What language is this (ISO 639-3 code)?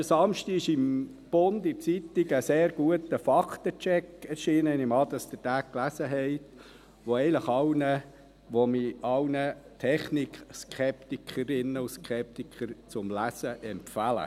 gsw